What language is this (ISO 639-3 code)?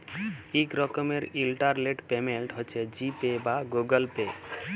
ben